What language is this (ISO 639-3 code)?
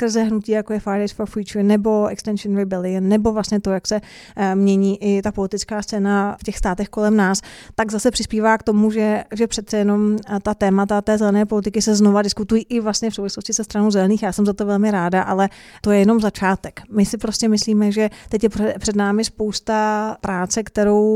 ces